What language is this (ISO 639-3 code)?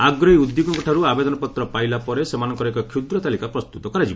ori